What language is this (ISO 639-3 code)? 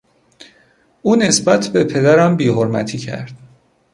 fas